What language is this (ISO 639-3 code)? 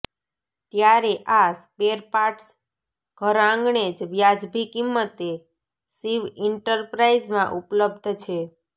guj